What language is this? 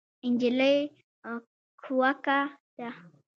Pashto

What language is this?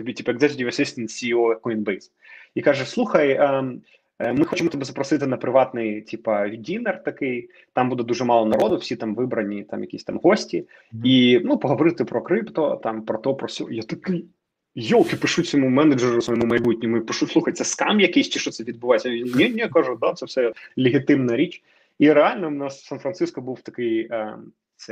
Ukrainian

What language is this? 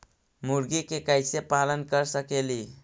Magahi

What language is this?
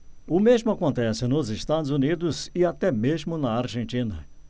Portuguese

